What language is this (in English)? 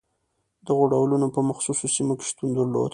Pashto